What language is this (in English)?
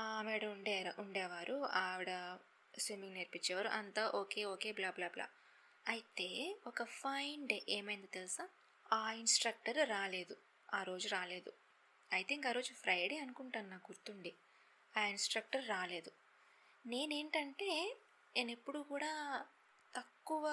Telugu